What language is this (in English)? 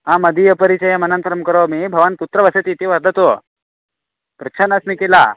Sanskrit